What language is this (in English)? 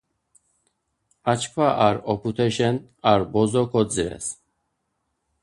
Laz